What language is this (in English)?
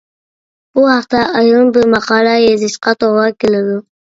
Uyghur